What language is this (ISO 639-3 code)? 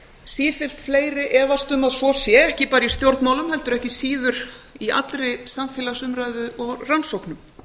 isl